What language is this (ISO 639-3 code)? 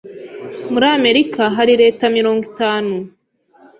kin